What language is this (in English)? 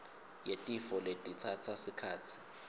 Swati